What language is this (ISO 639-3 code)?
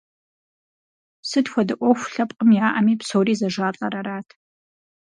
kbd